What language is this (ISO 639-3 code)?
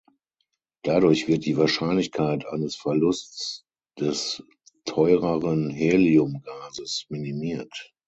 deu